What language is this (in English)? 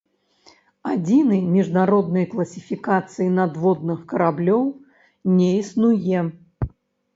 Belarusian